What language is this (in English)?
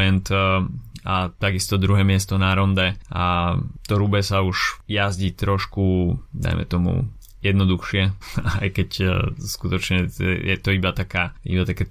Slovak